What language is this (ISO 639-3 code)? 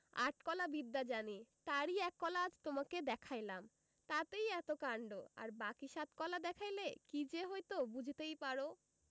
ben